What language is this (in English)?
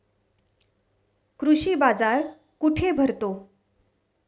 Marathi